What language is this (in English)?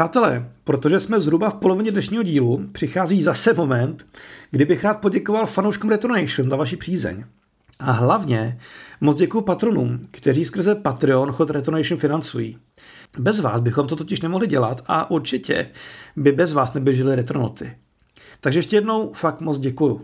Czech